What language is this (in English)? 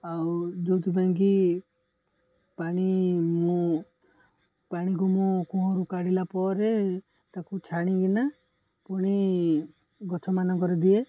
Odia